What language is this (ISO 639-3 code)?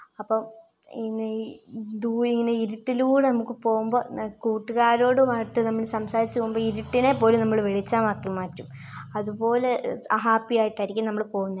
mal